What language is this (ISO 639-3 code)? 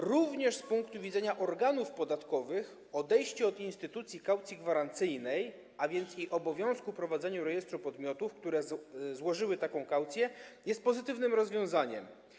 pol